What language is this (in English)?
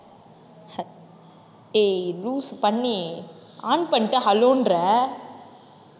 Tamil